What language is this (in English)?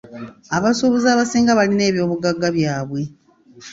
Ganda